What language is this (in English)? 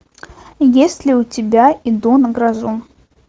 Russian